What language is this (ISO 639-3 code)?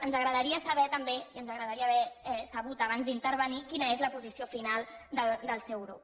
cat